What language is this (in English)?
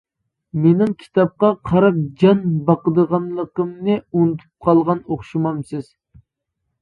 Uyghur